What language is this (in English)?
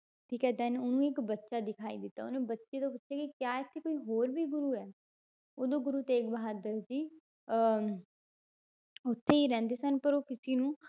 Punjabi